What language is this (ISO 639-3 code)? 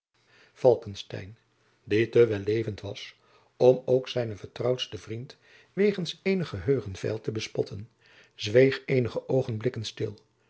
nld